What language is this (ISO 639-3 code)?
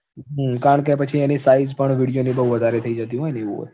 guj